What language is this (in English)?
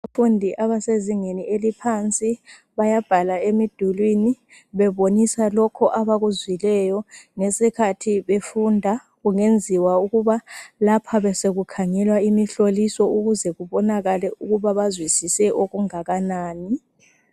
North Ndebele